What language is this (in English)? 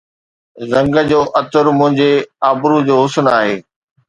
Sindhi